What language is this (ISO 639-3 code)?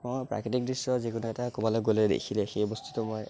asm